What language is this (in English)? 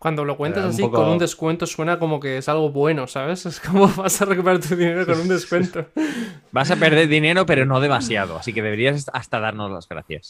Spanish